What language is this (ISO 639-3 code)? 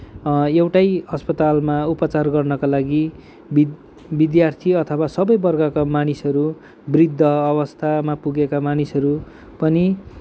nep